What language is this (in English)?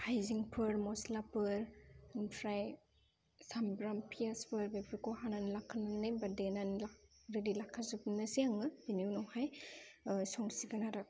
Bodo